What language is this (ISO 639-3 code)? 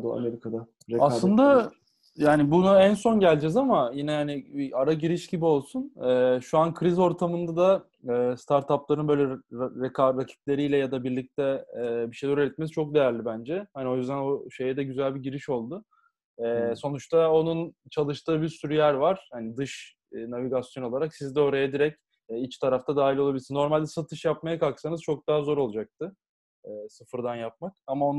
tur